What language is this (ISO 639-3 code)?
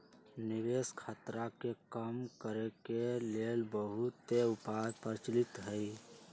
mag